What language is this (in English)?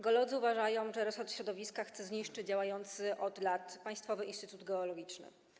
Polish